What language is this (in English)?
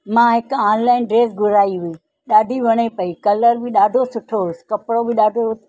Sindhi